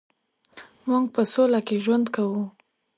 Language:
Pashto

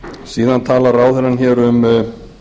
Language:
Icelandic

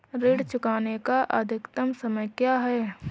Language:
Hindi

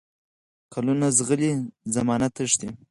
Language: Pashto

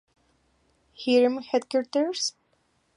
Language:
Spanish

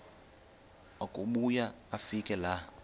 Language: Xhosa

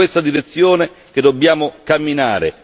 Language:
Italian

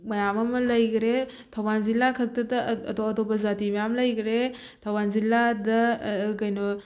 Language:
Manipuri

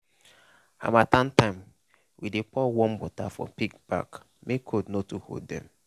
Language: Nigerian Pidgin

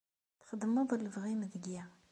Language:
Kabyle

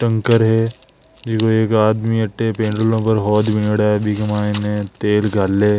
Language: Marwari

